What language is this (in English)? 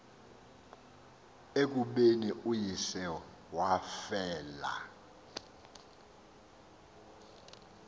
Xhosa